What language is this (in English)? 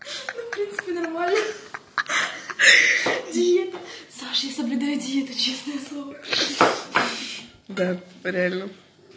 Russian